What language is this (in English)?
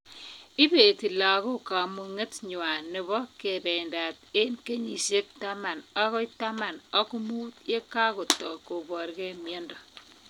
Kalenjin